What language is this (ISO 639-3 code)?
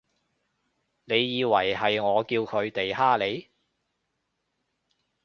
yue